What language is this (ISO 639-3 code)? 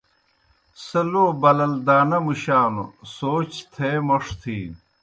plk